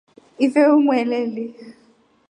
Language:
Rombo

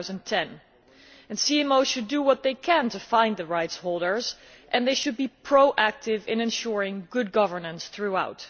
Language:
English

